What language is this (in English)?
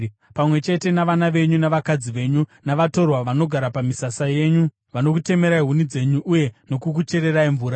Shona